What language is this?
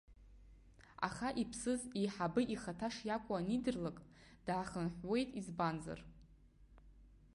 Abkhazian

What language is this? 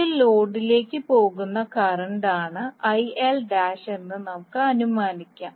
Malayalam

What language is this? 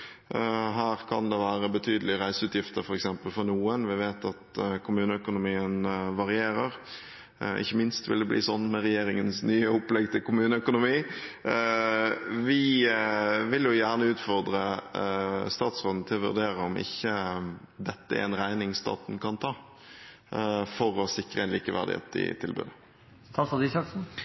Norwegian Bokmål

